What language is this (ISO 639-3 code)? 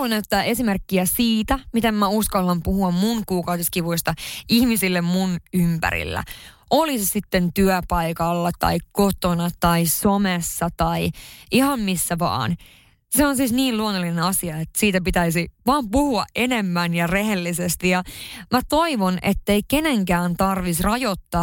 fin